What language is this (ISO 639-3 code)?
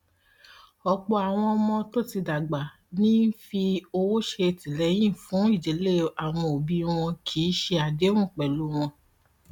yor